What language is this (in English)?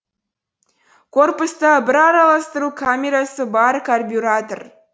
Kazakh